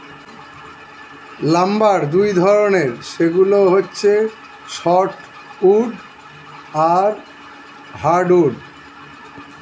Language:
Bangla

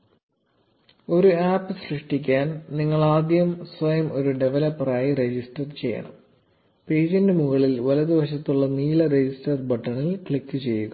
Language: Malayalam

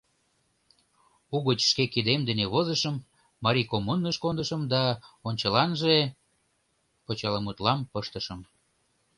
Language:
Mari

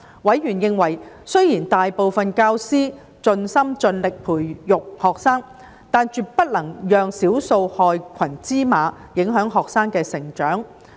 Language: Cantonese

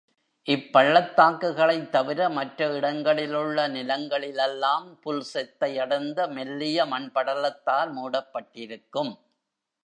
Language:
Tamil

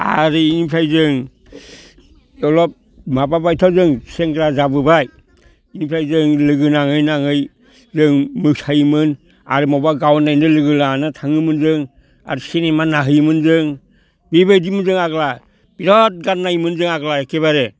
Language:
Bodo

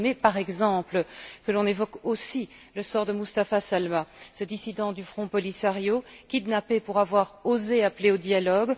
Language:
French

